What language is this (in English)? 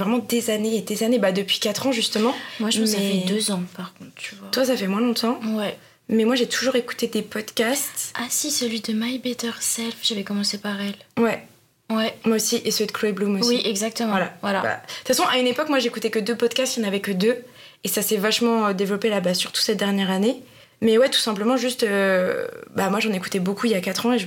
French